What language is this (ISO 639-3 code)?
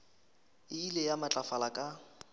nso